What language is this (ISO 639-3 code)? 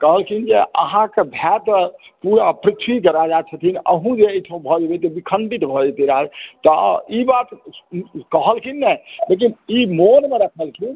mai